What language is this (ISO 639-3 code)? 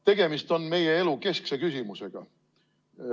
est